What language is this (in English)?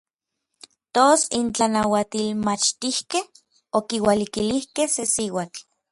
Orizaba Nahuatl